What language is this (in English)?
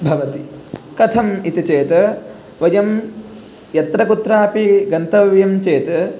Sanskrit